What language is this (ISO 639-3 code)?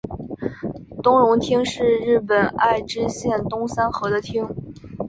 zho